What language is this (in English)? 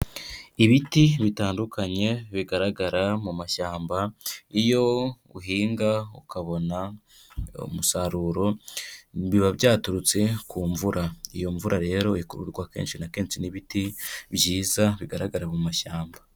Kinyarwanda